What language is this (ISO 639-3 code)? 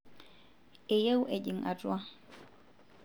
mas